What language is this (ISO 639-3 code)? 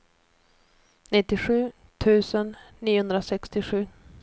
swe